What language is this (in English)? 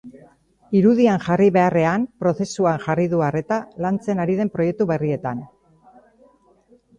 Basque